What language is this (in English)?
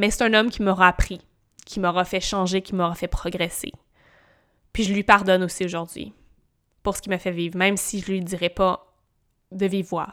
French